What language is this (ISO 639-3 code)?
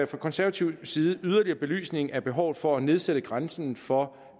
dan